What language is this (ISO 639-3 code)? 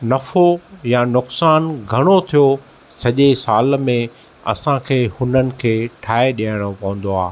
snd